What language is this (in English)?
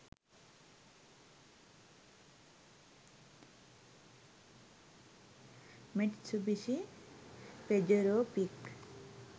Sinhala